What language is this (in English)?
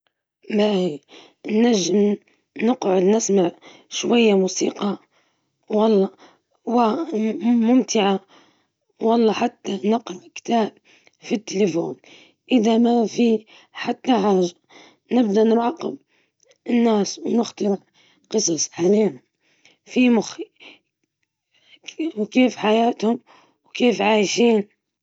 Libyan Arabic